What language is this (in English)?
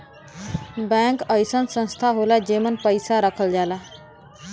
Bhojpuri